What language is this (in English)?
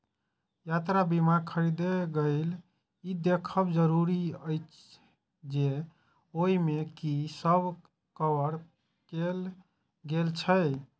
Maithili